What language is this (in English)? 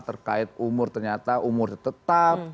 Indonesian